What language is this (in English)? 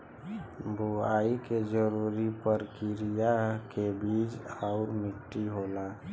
Bhojpuri